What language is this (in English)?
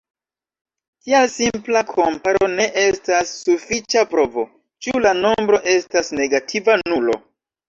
Esperanto